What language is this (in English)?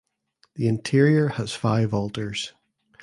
English